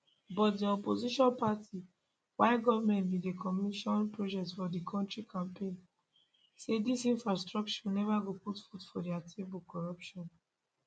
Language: Nigerian Pidgin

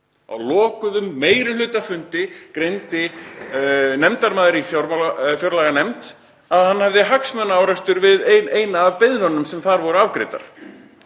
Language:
Icelandic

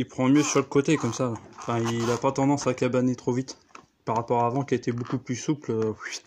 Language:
French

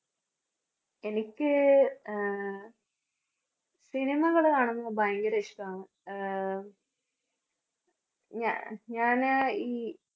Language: Malayalam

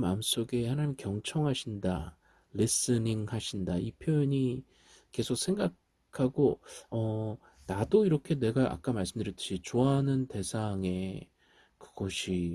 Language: Korean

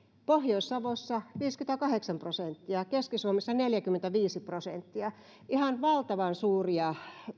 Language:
Finnish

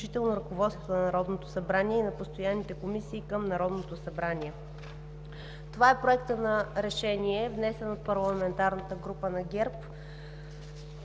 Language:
Bulgarian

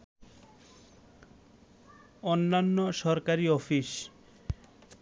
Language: Bangla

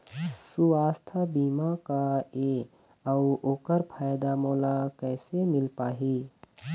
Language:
Chhattisgarhi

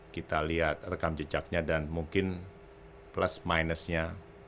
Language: Indonesian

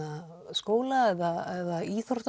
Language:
Icelandic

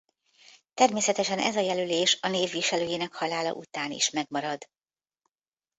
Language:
Hungarian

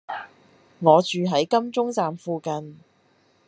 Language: Cantonese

